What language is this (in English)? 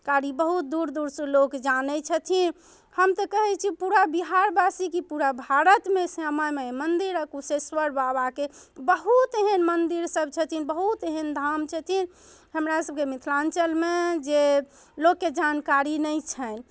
Maithili